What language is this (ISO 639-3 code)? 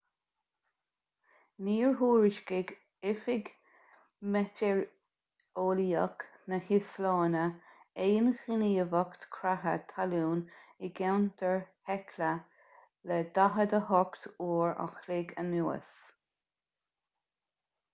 gle